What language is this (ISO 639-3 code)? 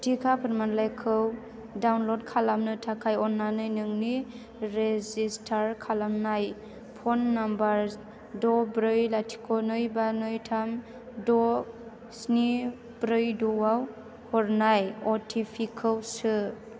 brx